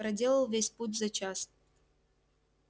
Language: Russian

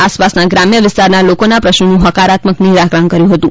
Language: Gujarati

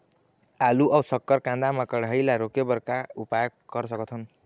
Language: Chhattisgarhi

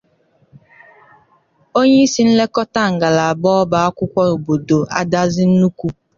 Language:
Igbo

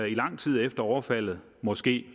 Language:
Danish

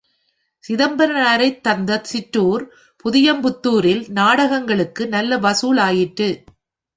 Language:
Tamil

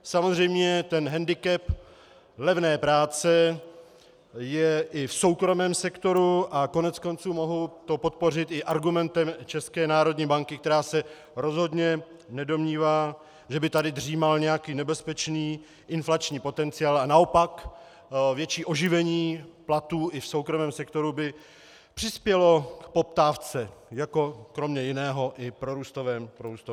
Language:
Czech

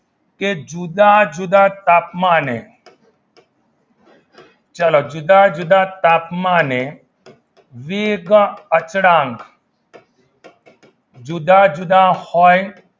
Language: Gujarati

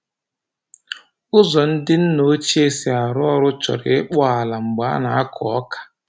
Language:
Igbo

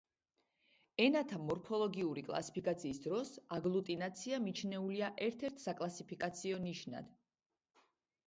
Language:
Georgian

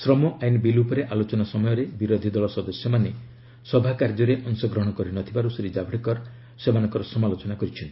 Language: Odia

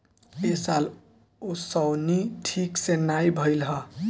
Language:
Bhojpuri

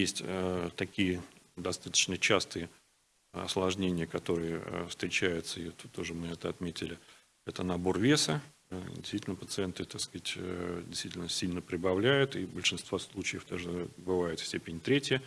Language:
Russian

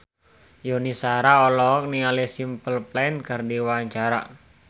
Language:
Sundanese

